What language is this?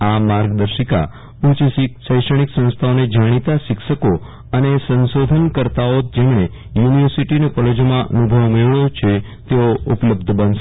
Gujarati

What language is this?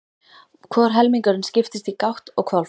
Icelandic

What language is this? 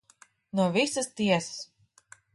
Latvian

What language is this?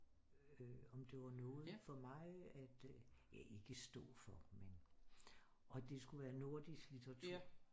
Danish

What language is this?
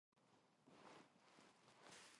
Korean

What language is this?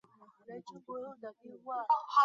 Chinese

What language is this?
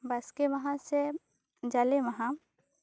Santali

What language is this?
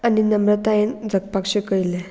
Konkani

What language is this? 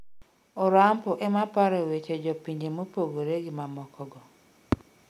Luo (Kenya and Tanzania)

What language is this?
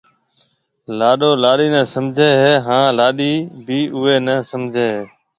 Marwari (Pakistan)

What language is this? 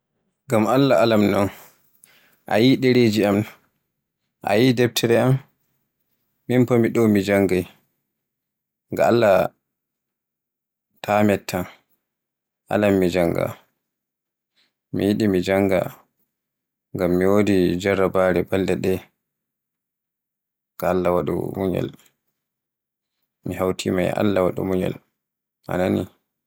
Borgu Fulfulde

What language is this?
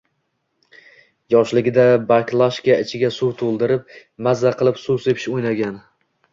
Uzbek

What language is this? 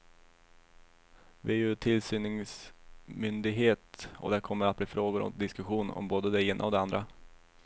Swedish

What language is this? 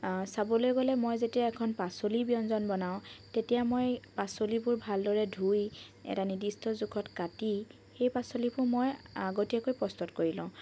Assamese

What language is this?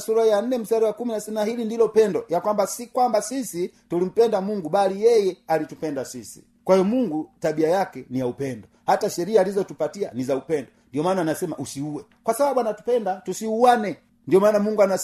Swahili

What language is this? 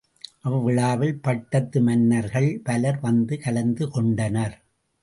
Tamil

